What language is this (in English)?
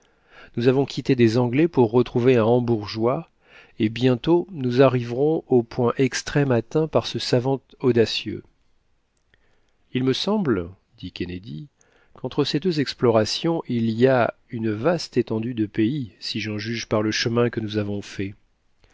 French